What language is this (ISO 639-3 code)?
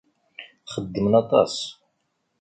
kab